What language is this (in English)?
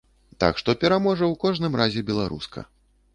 Belarusian